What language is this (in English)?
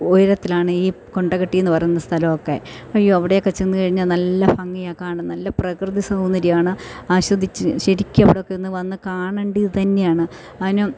Malayalam